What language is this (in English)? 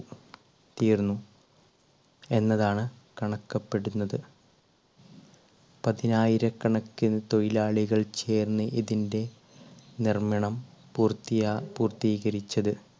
Malayalam